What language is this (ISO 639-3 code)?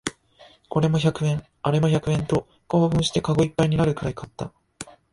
jpn